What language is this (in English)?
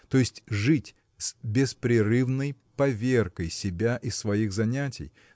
Russian